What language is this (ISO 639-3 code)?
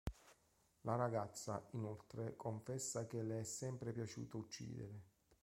ita